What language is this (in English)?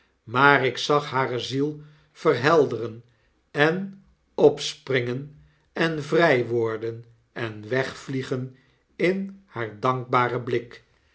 Dutch